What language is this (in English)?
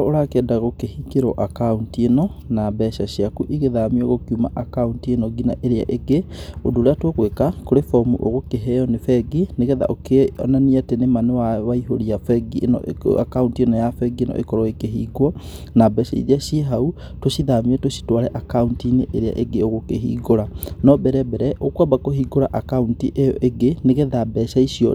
Kikuyu